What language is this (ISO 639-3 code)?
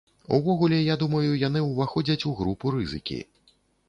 bel